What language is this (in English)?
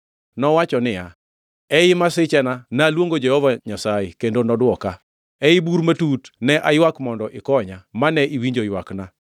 Luo (Kenya and Tanzania)